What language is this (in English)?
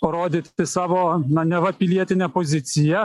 Lithuanian